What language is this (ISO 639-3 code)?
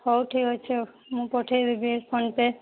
ori